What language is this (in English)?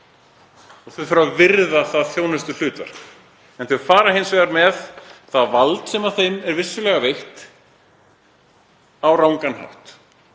Icelandic